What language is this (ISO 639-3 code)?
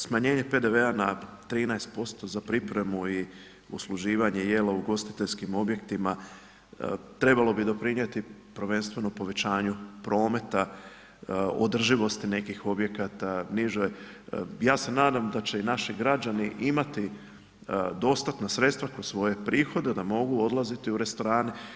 hrv